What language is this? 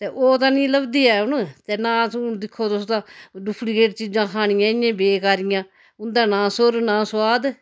Dogri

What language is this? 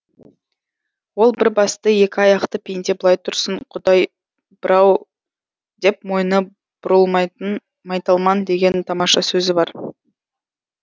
Kazakh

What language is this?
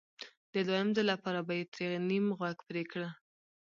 Pashto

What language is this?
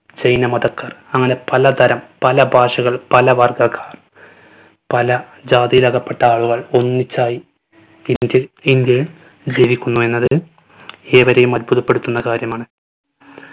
Malayalam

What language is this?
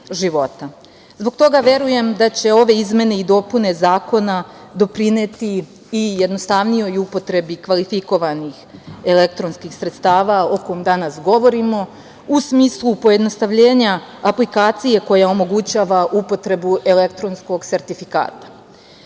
Serbian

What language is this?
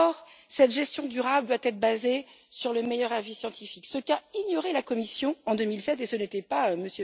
French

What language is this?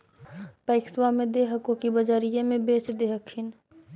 Magahi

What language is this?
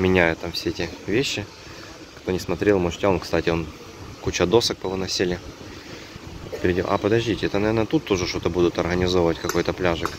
Russian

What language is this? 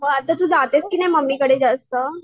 Marathi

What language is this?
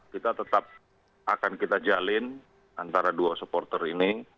Indonesian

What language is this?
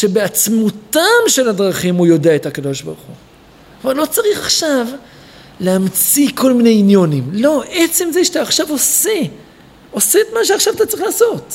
Hebrew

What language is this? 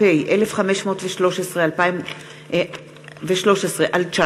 Hebrew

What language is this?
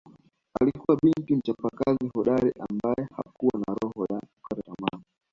Swahili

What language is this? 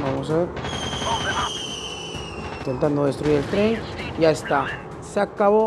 Spanish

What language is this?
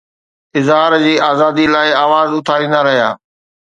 Sindhi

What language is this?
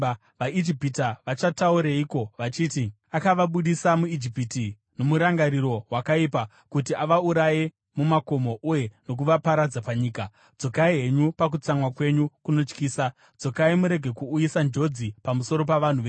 Shona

